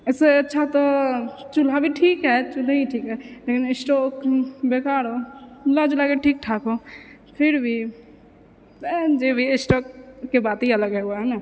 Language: Maithili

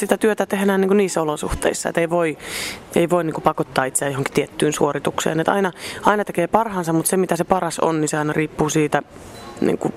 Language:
Finnish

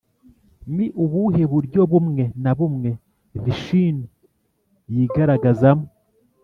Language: Kinyarwanda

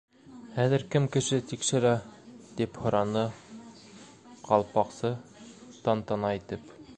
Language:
Bashkir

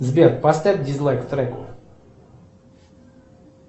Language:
Russian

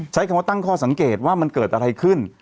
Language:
Thai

